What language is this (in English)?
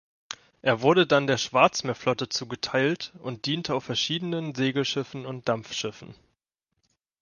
German